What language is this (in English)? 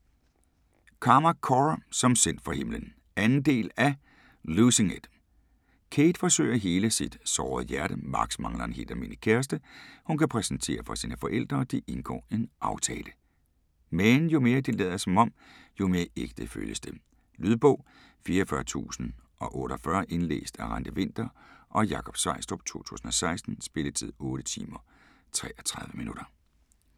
Danish